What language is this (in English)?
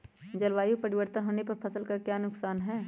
Magahi